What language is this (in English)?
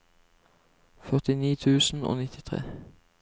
Norwegian